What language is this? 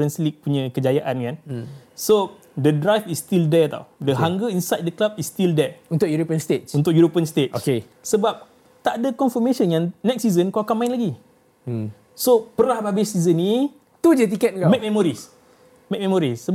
Malay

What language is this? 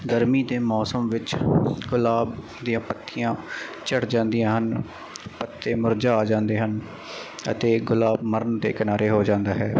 Punjabi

